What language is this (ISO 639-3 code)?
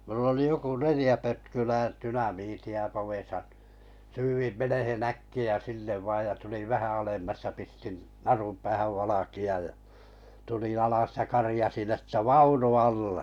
fin